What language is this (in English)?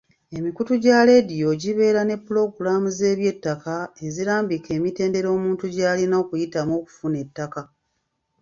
Ganda